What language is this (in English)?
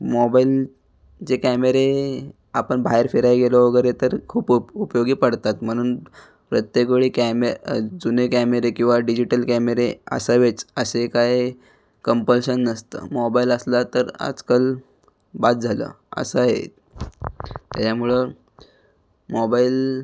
Marathi